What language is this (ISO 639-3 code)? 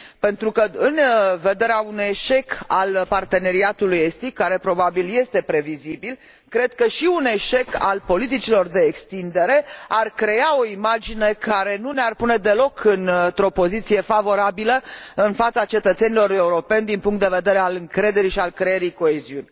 ron